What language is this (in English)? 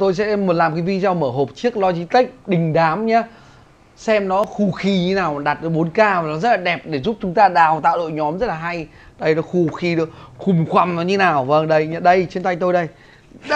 Vietnamese